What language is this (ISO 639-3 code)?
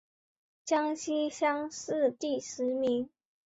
zho